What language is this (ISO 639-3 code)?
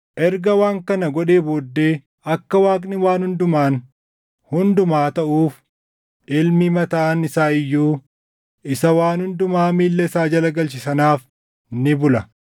orm